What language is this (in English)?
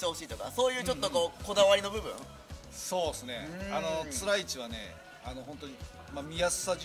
Japanese